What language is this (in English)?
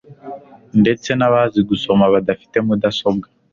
Kinyarwanda